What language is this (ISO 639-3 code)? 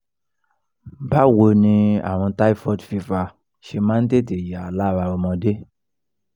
yor